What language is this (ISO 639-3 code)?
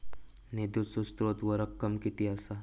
mar